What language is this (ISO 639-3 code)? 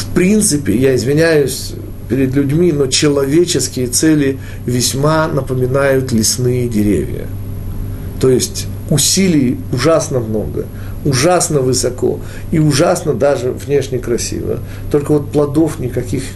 rus